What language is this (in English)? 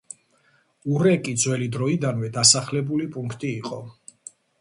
Georgian